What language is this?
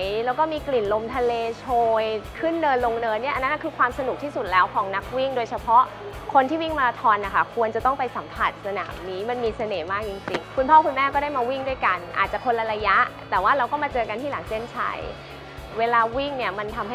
Thai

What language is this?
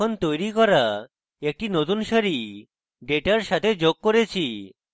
Bangla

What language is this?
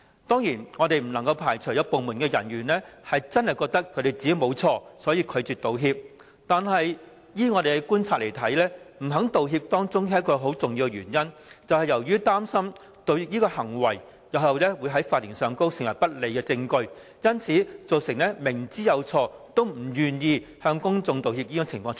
Cantonese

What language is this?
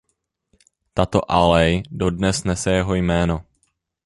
Czech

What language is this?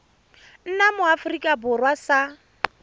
Tswana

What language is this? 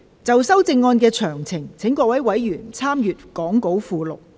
Cantonese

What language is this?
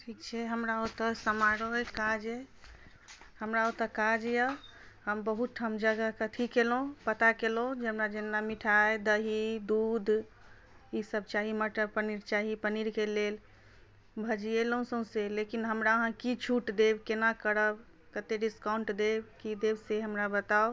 Maithili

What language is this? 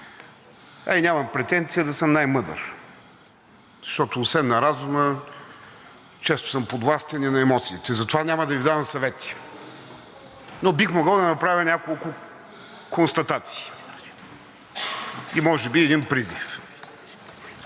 Bulgarian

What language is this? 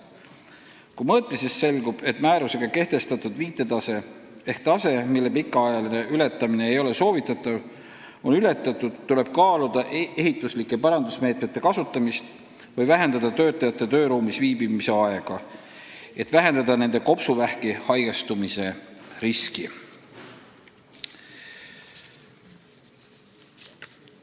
Estonian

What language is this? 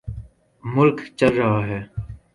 Urdu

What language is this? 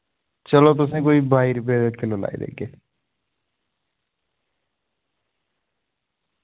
Dogri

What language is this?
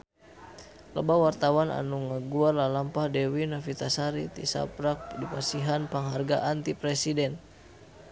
Sundanese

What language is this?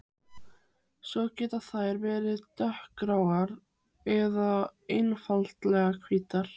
Icelandic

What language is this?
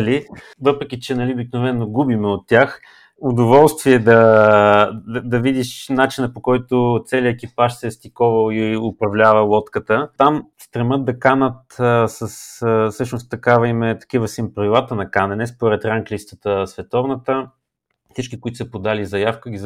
Bulgarian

